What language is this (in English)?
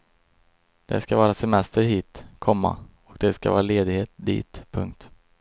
Swedish